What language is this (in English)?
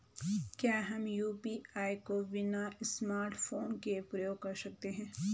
Hindi